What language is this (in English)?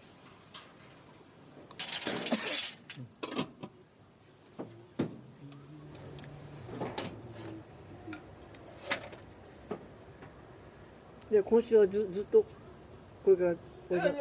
Japanese